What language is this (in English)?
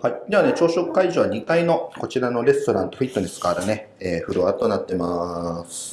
Japanese